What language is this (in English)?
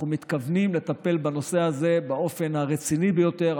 Hebrew